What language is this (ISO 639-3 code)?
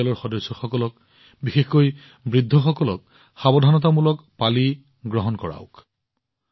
asm